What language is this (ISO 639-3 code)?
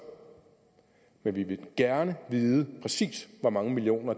dan